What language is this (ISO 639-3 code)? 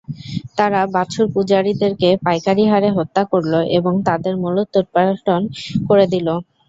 ben